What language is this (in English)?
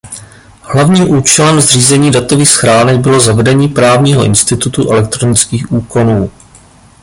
Czech